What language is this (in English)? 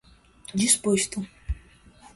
Portuguese